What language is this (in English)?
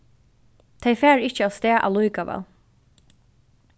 Faroese